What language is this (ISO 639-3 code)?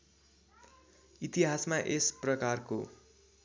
nep